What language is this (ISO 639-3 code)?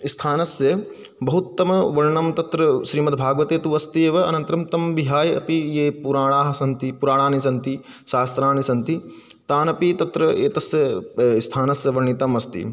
san